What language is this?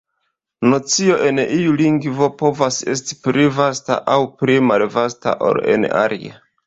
Esperanto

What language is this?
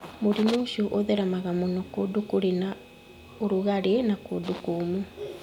Kikuyu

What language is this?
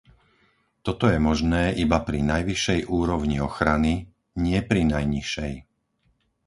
Slovak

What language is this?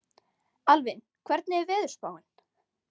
Icelandic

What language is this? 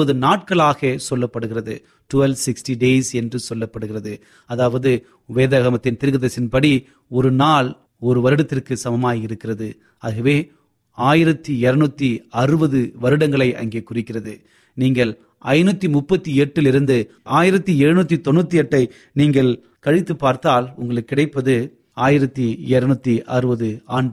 Tamil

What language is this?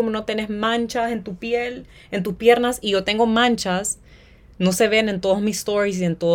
Spanish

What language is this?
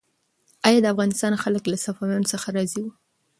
Pashto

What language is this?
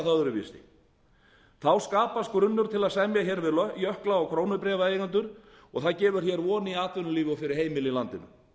Icelandic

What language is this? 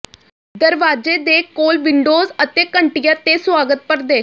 Punjabi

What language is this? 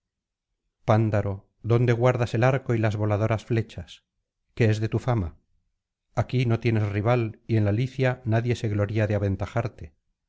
Spanish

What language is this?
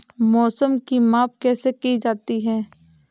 Hindi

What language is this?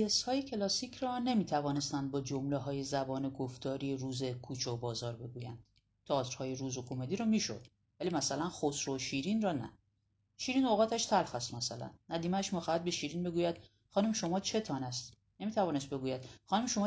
Persian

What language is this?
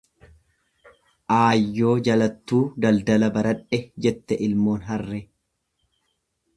Oromo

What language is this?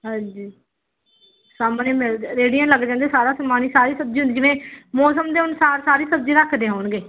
Punjabi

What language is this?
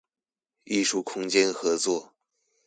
Chinese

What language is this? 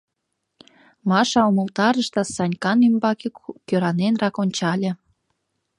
Mari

